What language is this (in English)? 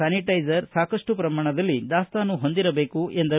Kannada